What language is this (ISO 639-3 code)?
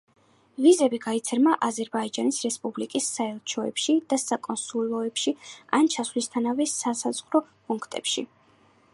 kat